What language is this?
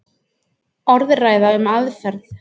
Icelandic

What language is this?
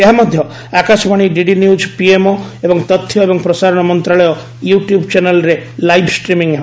Odia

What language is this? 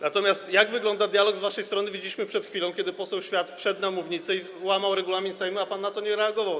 Polish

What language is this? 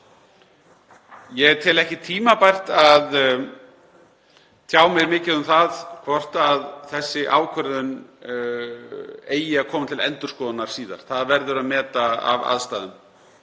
Icelandic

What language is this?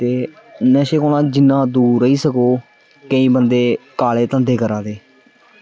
Dogri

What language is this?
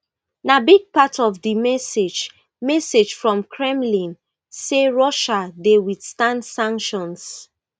Nigerian Pidgin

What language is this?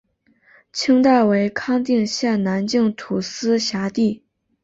Chinese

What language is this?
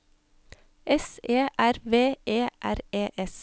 Norwegian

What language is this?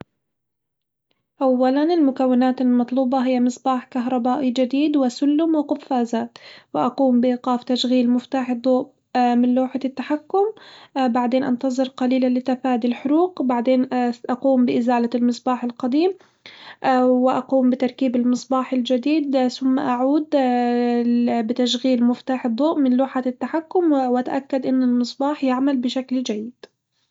Hijazi Arabic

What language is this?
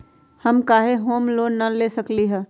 Magahi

